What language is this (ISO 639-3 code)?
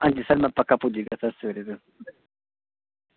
doi